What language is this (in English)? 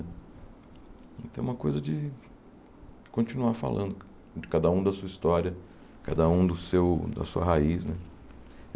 Portuguese